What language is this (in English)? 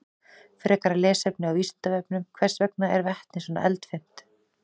Icelandic